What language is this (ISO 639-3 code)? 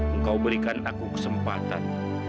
ind